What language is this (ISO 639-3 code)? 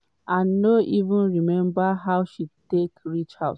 pcm